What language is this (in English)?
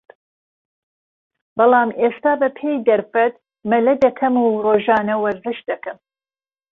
Central Kurdish